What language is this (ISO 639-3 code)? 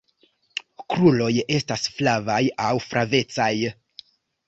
epo